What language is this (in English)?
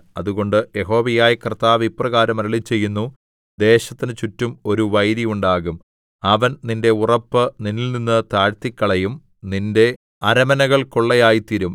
Malayalam